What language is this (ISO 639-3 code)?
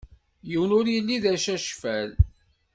kab